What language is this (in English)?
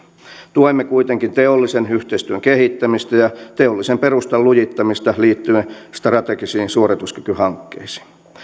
Finnish